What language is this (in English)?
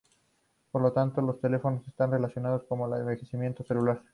Spanish